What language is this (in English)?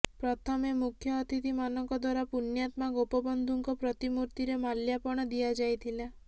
Odia